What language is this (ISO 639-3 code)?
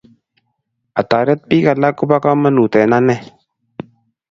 kln